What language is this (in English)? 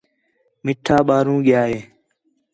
Khetrani